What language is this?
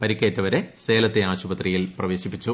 Malayalam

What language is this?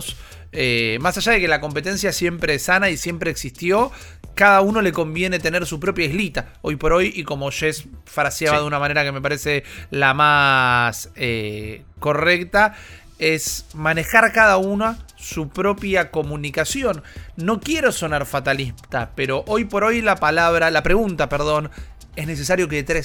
Spanish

